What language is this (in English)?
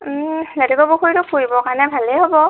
Assamese